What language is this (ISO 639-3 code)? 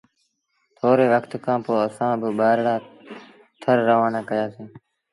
sbn